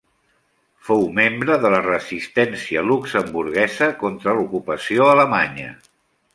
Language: Catalan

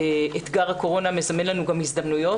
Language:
Hebrew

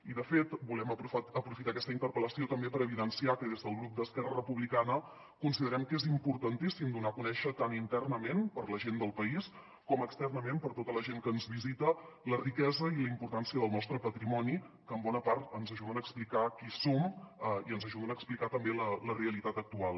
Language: Catalan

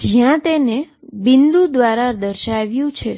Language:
Gujarati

